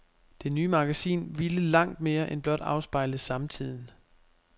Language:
Danish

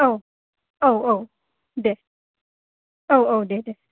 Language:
Bodo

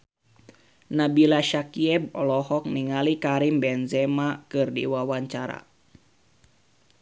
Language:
Sundanese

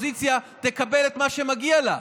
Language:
Hebrew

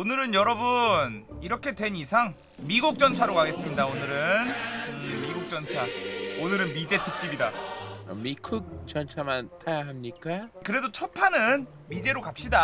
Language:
Korean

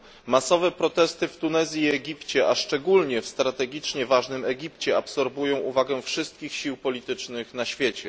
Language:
Polish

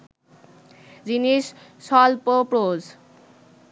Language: Bangla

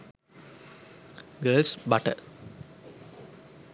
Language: Sinhala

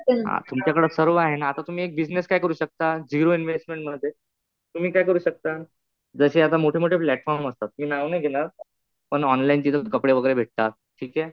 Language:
Marathi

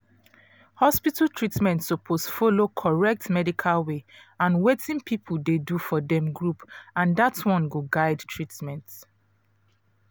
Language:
Nigerian Pidgin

